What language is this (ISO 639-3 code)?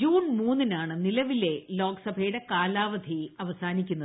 mal